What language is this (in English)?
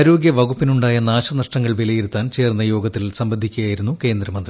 Malayalam